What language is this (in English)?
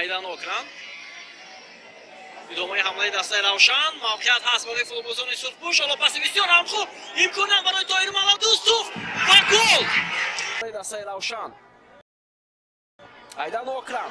Romanian